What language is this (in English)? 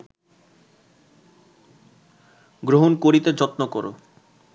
Bangla